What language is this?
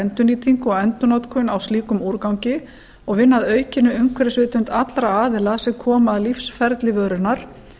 Icelandic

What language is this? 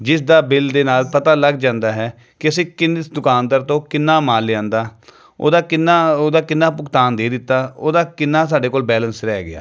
Punjabi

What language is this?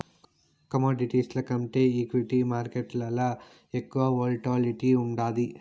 Telugu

